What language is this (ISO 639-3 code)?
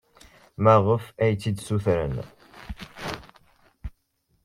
kab